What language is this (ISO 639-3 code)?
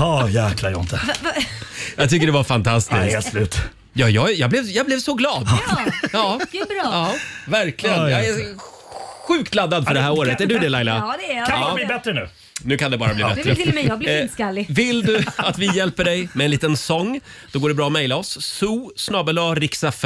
swe